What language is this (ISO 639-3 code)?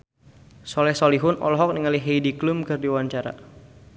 sun